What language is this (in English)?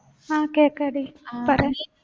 Malayalam